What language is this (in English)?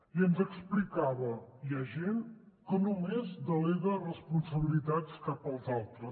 Catalan